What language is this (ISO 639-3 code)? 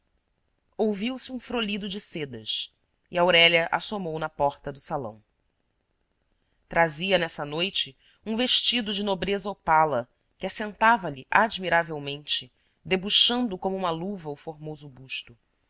por